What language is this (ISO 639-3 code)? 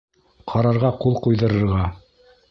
bak